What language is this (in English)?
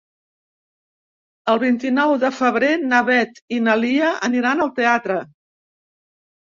Catalan